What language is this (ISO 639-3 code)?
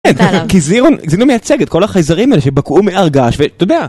heb